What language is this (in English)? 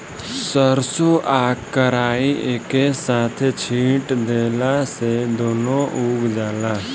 Bhojpuri